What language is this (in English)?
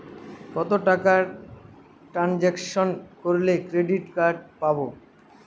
Bangla